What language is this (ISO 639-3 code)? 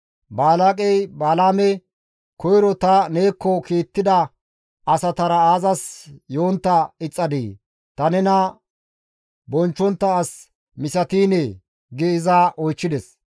gmv